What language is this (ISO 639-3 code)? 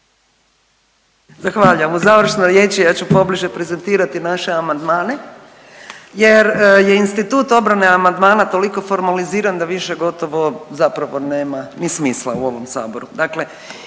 hrv